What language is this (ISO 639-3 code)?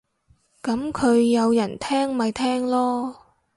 yue